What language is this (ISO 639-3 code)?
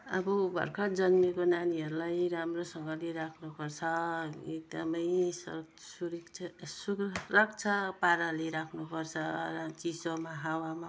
nep